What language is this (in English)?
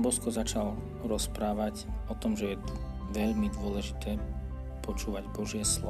Slovak